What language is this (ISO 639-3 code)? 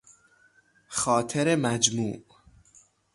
fas